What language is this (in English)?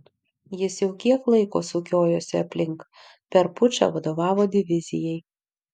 Lithuanian